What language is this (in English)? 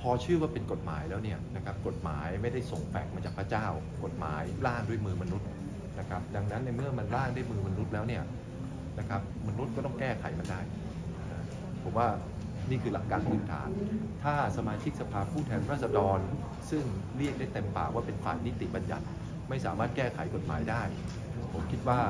Thai